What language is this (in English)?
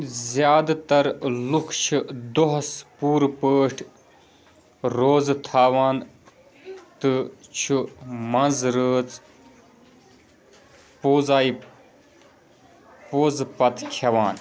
Kashmiri